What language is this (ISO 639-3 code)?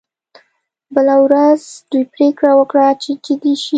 pus